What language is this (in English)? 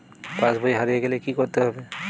Bangla